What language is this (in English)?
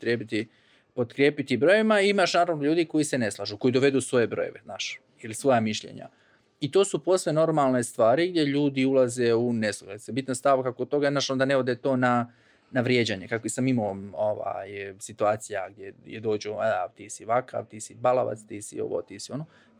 Croatian